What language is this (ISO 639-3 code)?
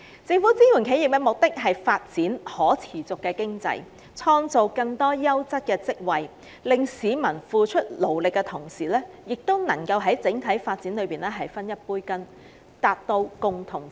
yue